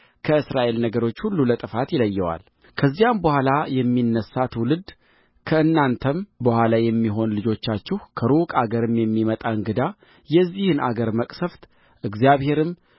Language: Amharic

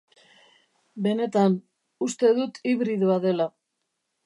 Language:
Basque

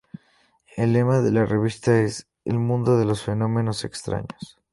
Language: Spanish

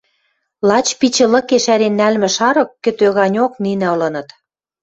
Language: Western Mari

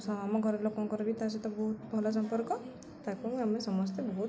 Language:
Odia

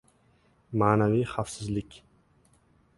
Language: Uzbek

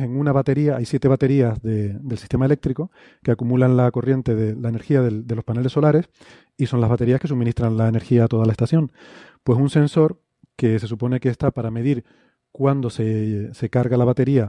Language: Spanish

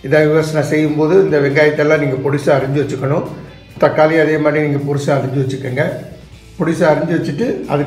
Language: Hindi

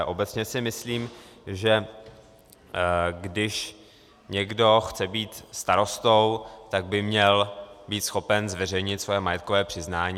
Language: Czech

